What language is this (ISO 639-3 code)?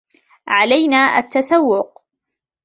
ara